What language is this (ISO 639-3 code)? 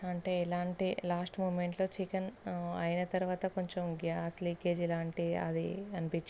tel